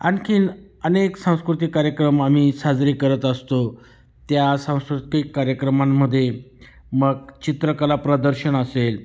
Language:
Marathi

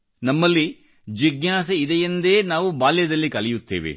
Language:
Kannada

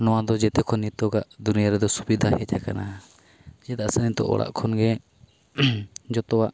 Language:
Santali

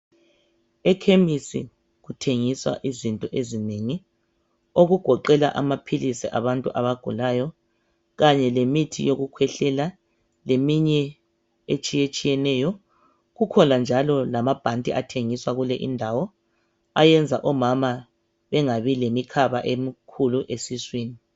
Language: North Ndebele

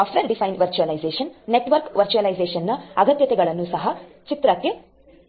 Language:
Kannada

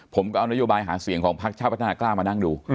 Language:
Thai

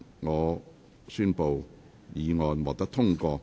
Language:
Cantonese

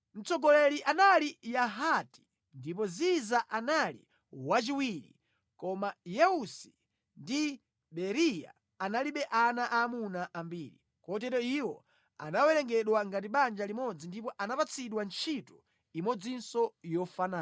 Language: Nyanja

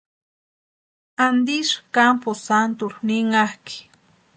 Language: Western Highland Purepecha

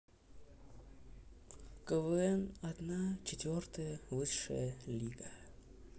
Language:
Russian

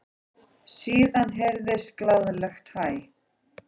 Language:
Icelandic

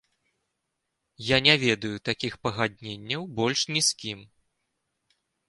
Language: Belarusian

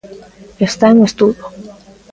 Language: Galician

